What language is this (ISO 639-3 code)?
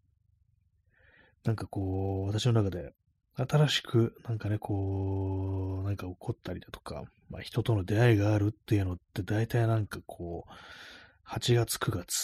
jpn